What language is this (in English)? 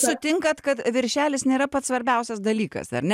Lithuanian